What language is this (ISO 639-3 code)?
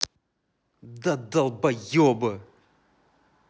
rus